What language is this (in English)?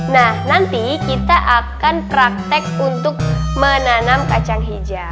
Indonesian